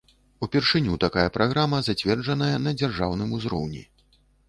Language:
Belarusian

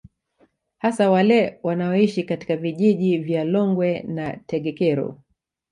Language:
Swahili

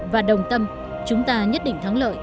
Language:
Vietnamese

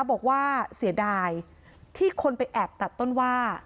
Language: Thai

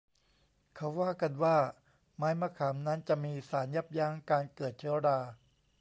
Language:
Thai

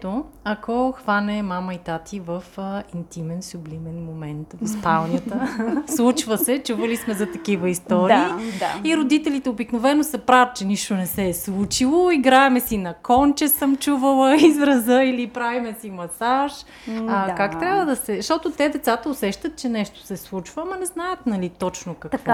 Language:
Bulgarian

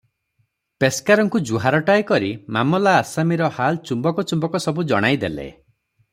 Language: Odia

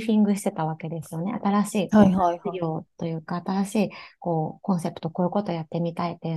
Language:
Japanese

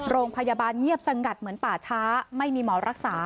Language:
Thai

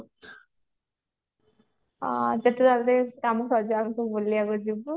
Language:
Odia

